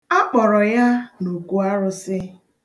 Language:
Igbo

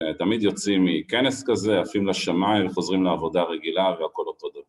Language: Hebrew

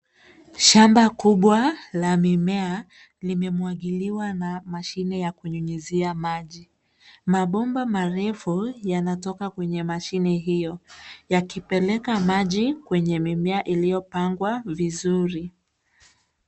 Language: Swahili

